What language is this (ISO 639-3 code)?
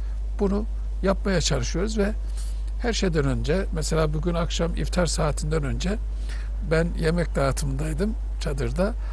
tur